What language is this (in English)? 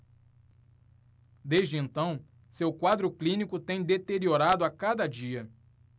Portuguese